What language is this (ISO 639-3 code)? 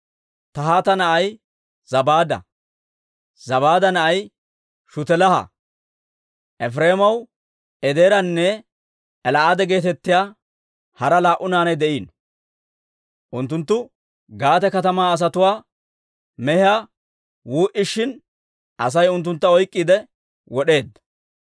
dwr